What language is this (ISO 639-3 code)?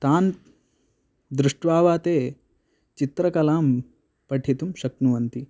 san